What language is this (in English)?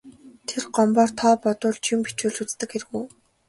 Mongolian